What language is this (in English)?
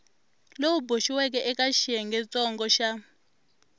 Tsonga